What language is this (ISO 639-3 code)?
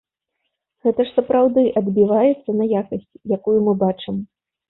bel